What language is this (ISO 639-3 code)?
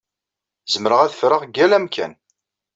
kab